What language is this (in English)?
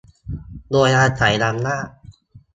Thai